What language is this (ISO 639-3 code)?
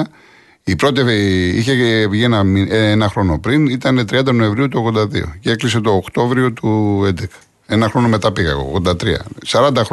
ell